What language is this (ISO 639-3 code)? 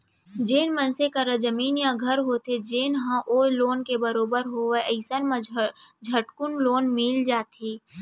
hne